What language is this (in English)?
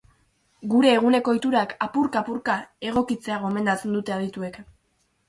Basque